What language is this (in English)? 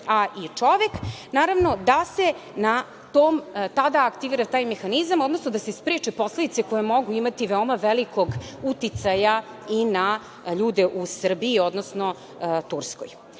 Serbian